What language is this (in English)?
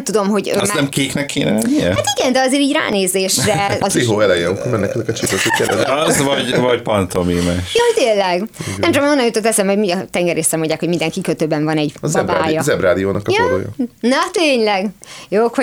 Hungarian